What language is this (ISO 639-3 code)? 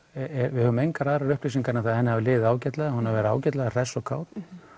isl